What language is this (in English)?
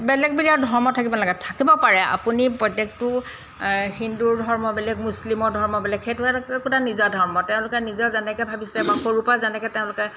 Assamese